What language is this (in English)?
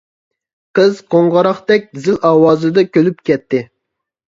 Uyghur